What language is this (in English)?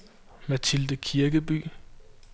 Danish